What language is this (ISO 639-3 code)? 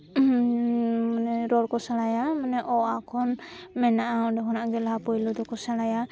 sat